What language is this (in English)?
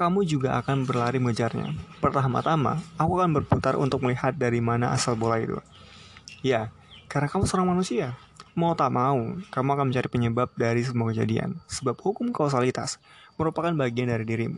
Indonesian